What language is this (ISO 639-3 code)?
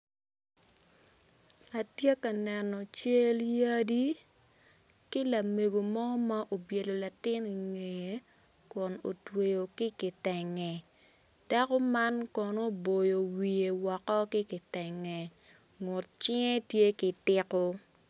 ach